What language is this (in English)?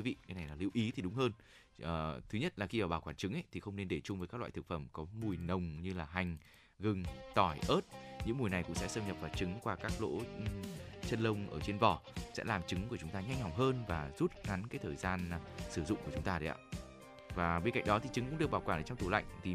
Vietnamese